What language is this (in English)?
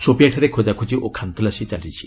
Odia